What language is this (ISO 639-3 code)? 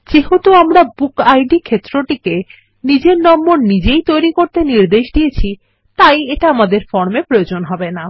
ben